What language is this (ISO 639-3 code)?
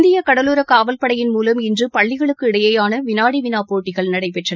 tam